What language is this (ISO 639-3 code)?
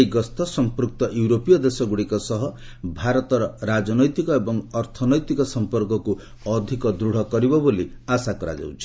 ori